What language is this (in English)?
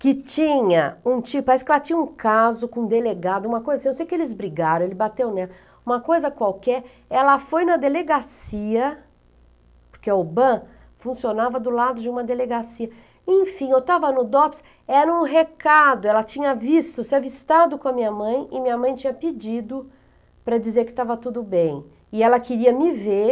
Portuguese